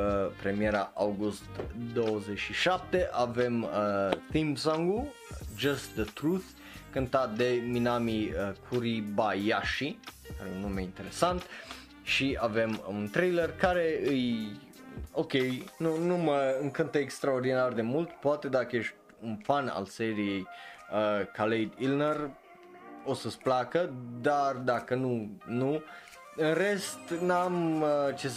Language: Romanian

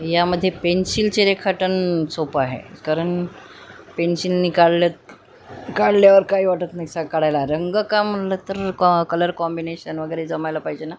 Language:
Marathi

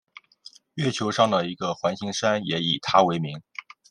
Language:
Chinese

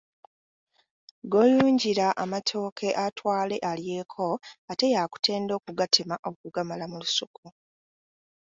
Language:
Ganda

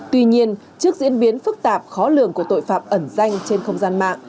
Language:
Vietnamese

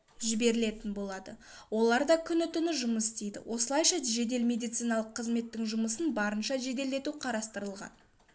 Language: Kazakh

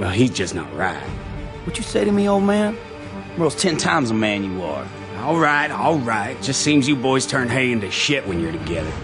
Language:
English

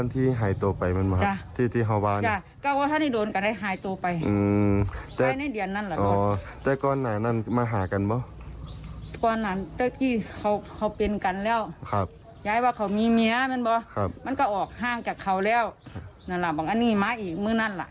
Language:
Thai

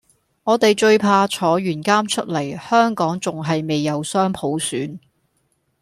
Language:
Cantonese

